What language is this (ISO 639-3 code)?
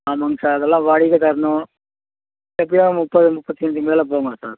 tam